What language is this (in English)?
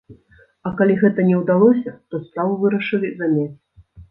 Belarusian